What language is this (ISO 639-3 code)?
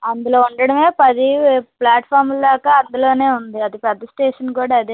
tel